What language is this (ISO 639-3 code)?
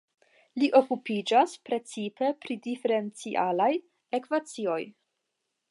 epo